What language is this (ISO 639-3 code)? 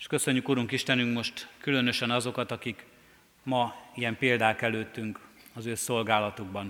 hun